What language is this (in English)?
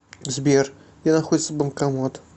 Russian